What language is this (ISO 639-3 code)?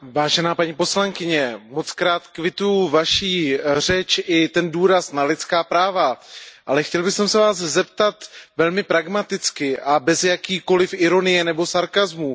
ces